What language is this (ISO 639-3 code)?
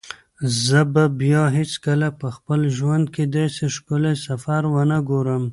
pus